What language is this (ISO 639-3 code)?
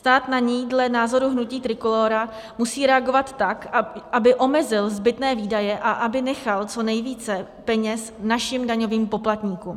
ces